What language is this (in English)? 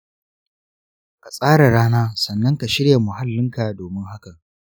Hausa